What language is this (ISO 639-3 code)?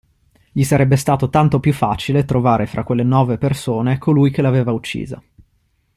ita